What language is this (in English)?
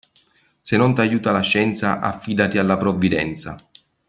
Italian